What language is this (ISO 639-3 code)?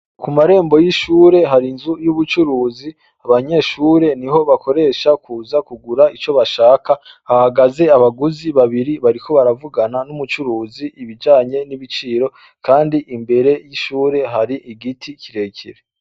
run